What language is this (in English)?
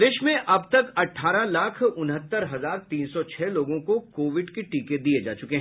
Hindi